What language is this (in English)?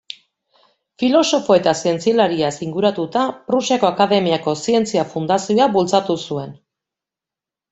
Basque